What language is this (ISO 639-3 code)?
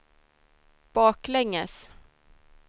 swe